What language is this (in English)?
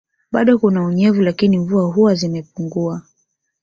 Swahili